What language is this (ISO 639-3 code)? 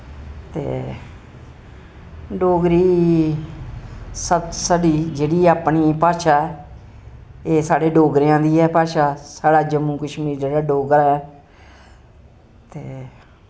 doi